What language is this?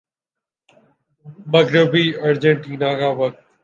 Urdu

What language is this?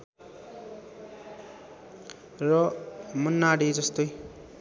Nepali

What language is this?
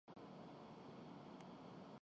Urdu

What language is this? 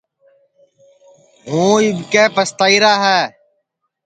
Sansi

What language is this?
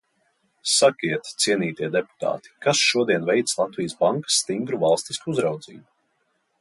Latvian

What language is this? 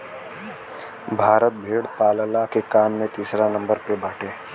Bhojpuri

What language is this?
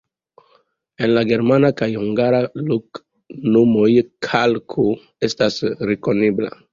Esperanto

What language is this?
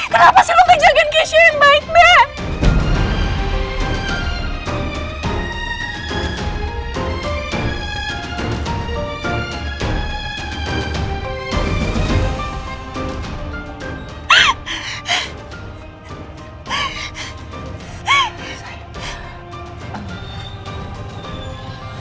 Indonesian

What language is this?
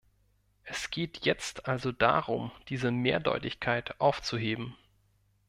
German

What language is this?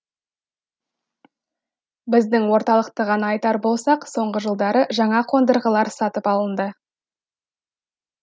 Kazakh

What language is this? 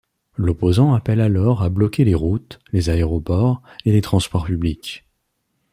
French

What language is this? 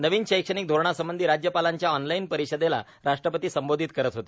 Marathi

